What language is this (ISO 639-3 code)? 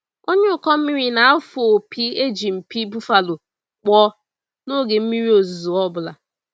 ibo